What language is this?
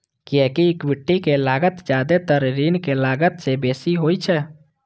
Maithili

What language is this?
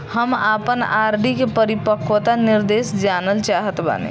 Bhojpuri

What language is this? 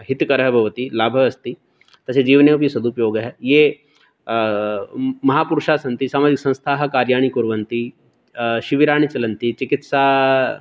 Sanskrit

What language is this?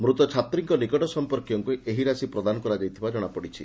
Odia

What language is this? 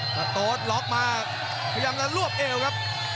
Thai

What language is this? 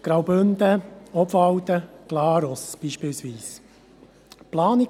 Swiss German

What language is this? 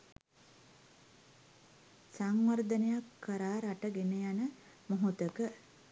Sinhala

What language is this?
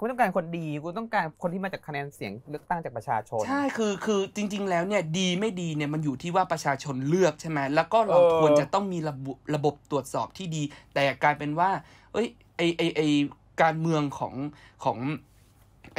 Thai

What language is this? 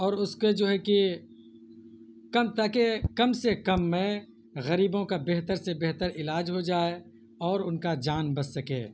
Urdu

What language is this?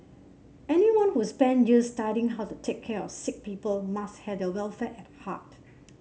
English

